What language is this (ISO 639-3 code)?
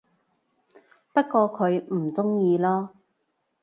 yue